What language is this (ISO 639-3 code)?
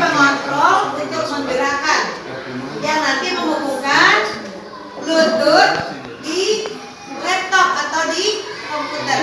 ind